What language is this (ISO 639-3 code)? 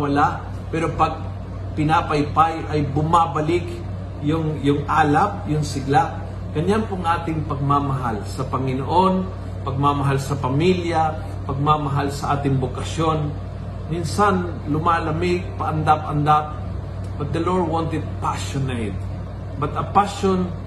fil